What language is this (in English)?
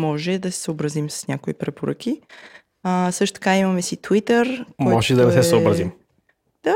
Bulgarian